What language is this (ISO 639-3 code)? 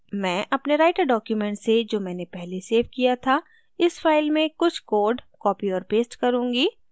hin